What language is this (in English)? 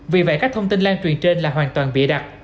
Vietnamese